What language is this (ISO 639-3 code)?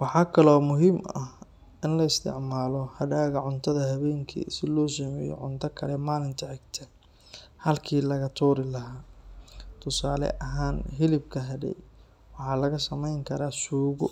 som